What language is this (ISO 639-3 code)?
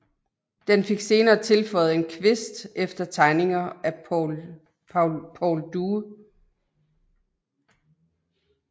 dan